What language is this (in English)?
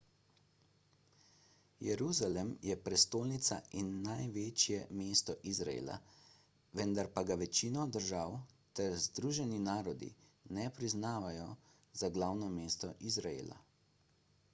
Slovenian